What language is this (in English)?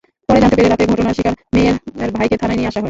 Bangla